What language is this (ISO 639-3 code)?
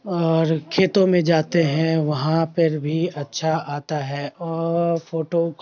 urd